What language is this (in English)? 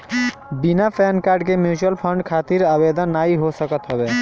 Bhojpuri